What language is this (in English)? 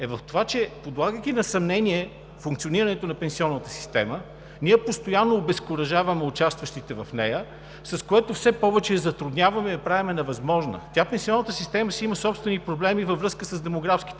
Bulgarian